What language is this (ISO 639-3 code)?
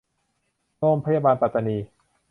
tha